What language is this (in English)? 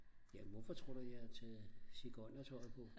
Danish